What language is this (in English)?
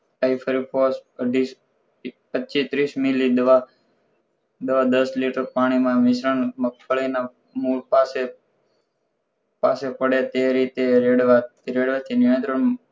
Gujarati